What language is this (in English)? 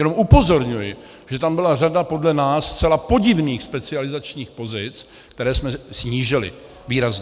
Czech